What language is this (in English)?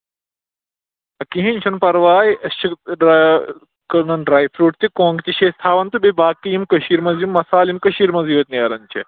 Kashmiri